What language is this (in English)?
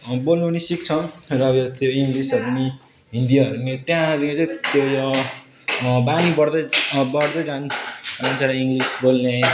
Nepali